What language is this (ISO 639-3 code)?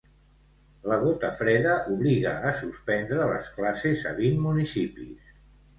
cat